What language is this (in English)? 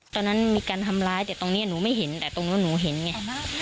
Thai